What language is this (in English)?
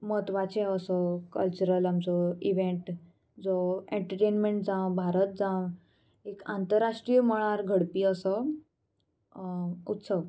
Konkani